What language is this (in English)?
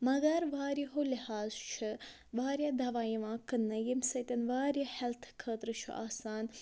Kashmiri